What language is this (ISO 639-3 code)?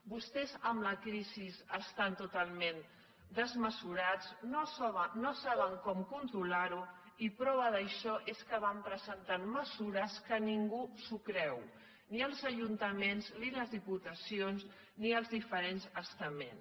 cat